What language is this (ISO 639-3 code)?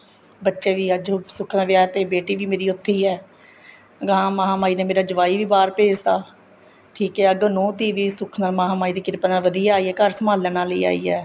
pan